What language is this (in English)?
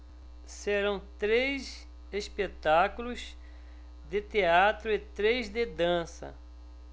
Portuguese